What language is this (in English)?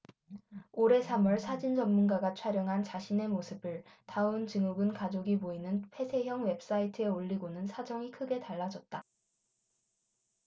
Korean